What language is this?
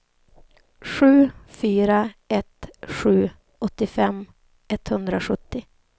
Swedish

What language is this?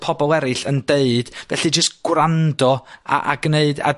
Welsh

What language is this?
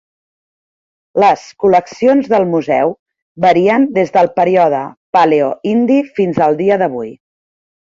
Catalan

